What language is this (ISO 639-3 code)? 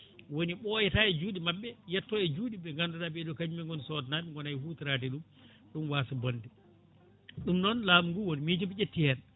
ful